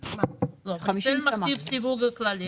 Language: Hebrew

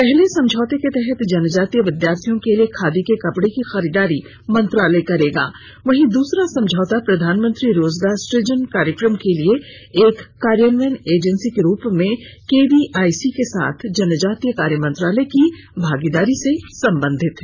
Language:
Hindi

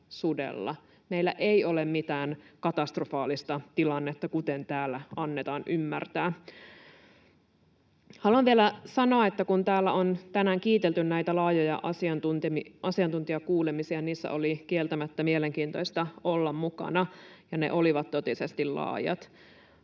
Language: Finnish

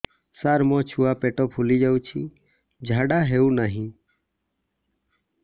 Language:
Odia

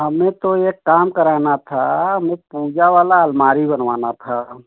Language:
Hindi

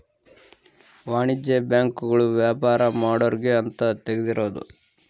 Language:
Kannada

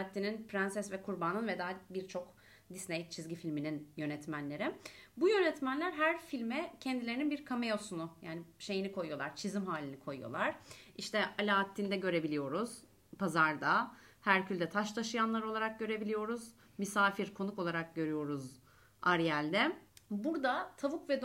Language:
Turkish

